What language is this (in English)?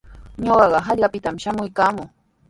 Sihuas Ancash Quechua